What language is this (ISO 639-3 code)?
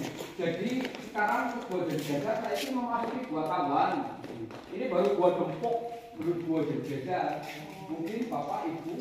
ind